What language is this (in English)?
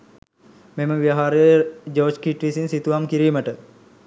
Sinhala